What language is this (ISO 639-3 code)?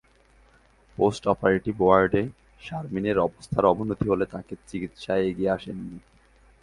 ben